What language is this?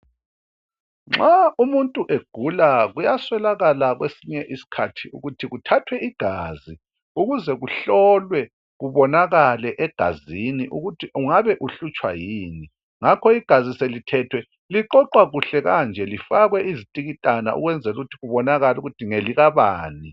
North Ndebele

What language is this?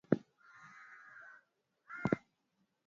Swahili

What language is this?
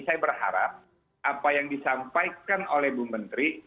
Indonesian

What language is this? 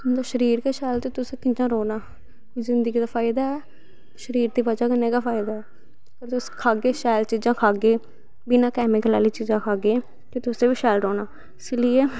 Dogri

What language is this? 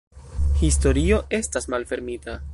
Esperanto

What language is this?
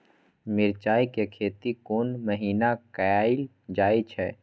Maithili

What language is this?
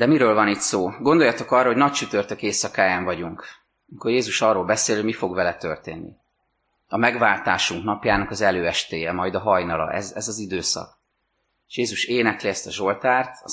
Hungarian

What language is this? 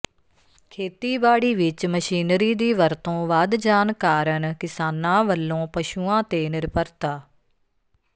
Punjabi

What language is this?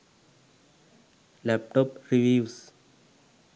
Sinhala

